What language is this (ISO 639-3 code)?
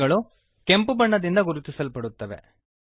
kan